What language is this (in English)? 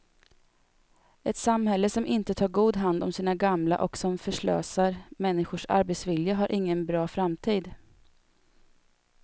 Swedish